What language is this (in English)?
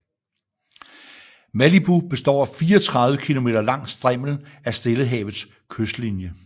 Danish